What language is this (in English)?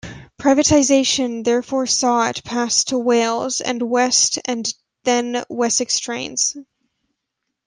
English